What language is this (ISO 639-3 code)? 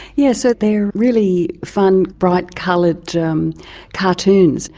eng